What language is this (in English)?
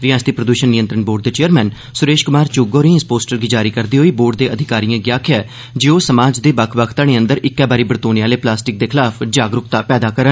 Dogri